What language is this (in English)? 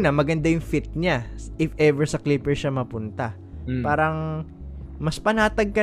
Filipino